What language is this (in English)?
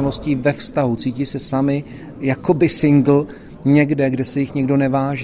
Czech